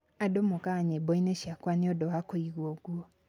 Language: Kikuyu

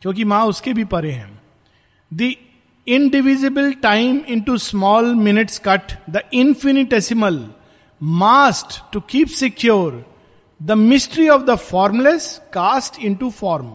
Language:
Hindi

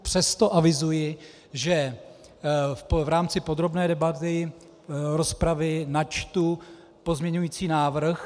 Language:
Czech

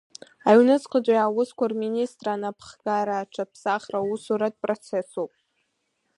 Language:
Abkhazian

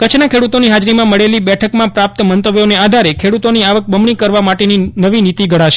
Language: Gujarati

